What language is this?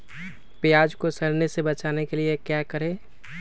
Magahi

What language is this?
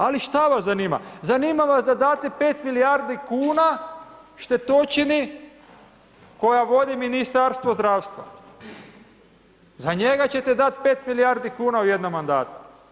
Croatian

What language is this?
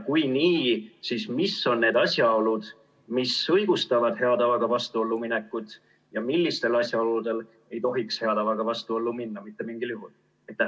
Estonian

